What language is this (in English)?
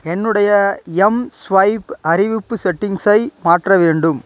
Tamil